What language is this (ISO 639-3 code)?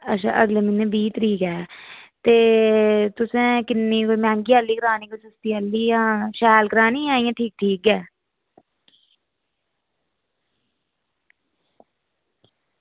doi